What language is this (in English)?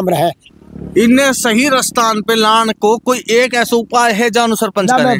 Hindi